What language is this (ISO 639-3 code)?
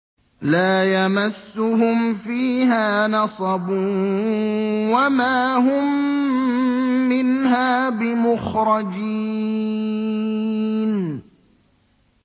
ara